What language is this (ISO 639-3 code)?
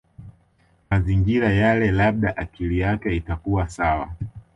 swa